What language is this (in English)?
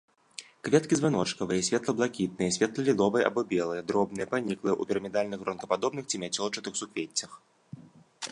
Belarusian